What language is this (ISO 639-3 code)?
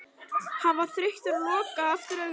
isl